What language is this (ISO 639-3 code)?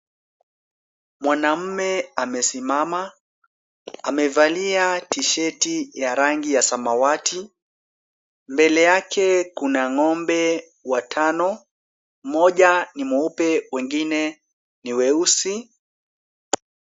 swa